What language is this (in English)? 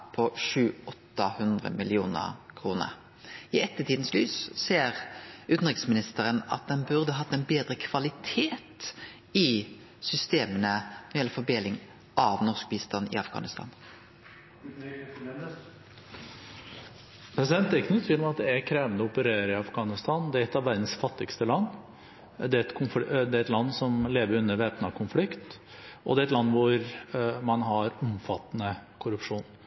Norwegian